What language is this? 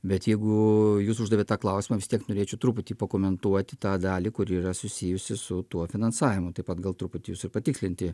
Lithuanian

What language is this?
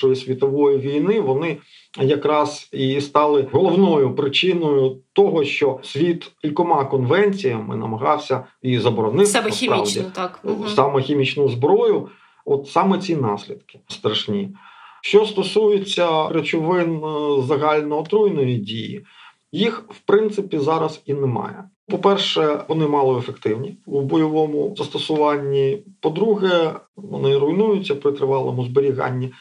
Ukrainian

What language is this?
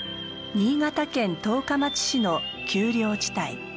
Japanese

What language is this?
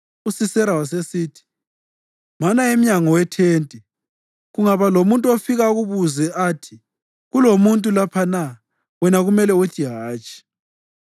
North Ndebele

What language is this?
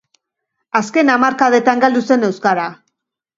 Basque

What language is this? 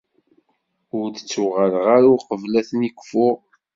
Kabyle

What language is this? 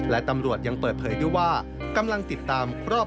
Thai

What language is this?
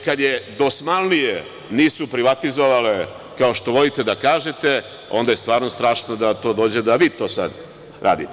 Serbian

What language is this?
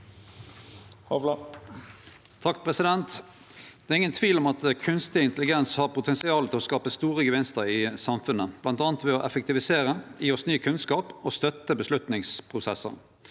Norwegian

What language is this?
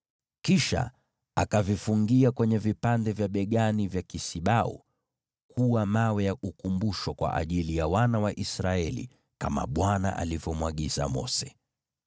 Swahili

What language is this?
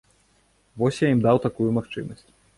Belarusian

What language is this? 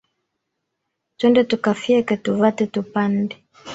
Swahili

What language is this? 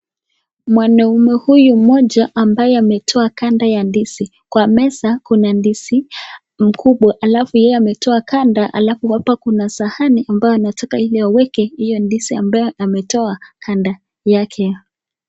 Swahili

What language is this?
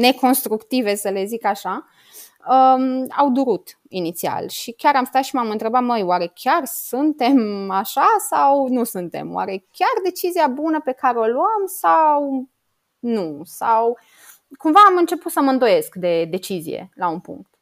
Romanian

